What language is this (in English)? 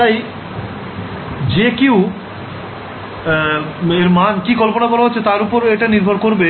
Bangla